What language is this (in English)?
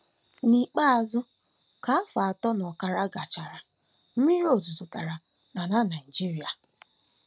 Igbo